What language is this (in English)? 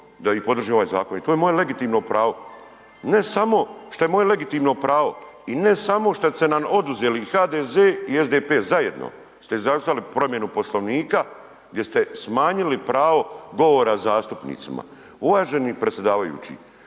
Croatian